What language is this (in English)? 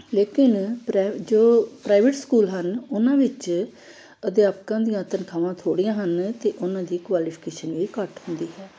Punjabi